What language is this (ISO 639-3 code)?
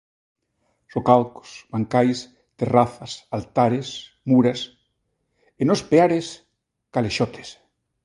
glg